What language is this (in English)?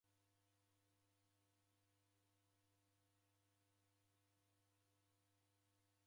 Taita